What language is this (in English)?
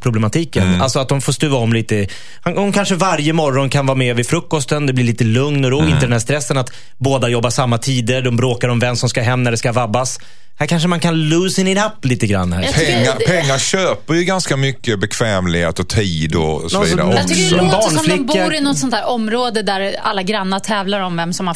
Swedish